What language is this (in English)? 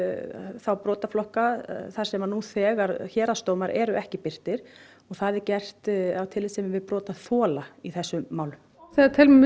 Icelandic